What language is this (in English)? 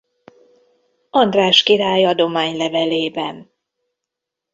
Hungarian